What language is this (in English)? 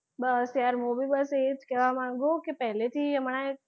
Gujarati